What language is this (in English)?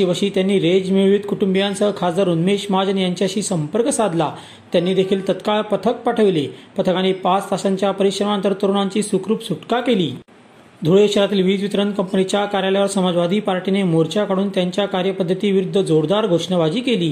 Marathi